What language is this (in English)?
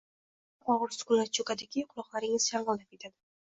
Uzbek